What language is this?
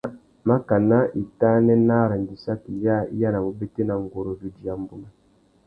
Tuki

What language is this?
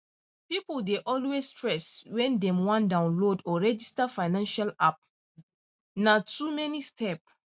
Nigerian Pidgin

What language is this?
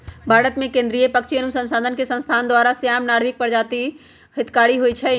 Magahi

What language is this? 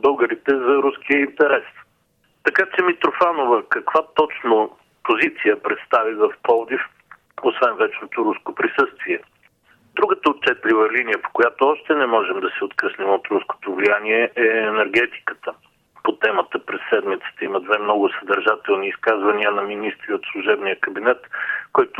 Bulgarian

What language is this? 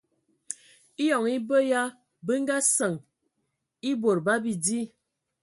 Ewondo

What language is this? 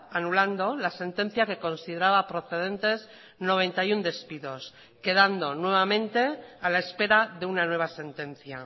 Spanish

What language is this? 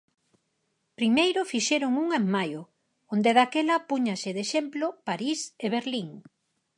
Galician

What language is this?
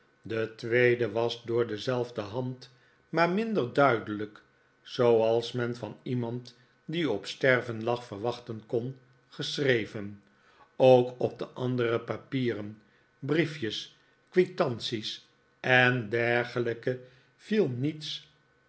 Dutch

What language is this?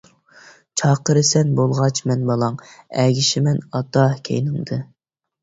Uyghur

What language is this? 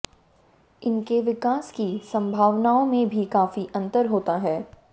Hindi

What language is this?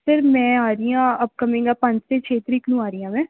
Punjabi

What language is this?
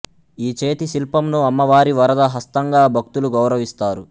Telugu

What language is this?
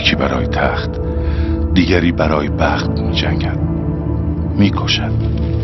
Persian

